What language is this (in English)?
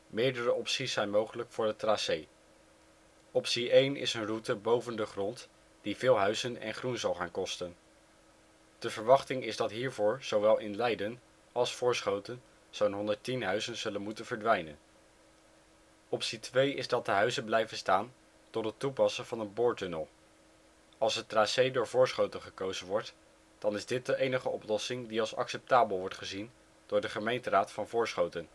Dutch